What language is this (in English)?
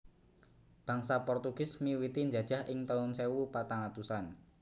Javanese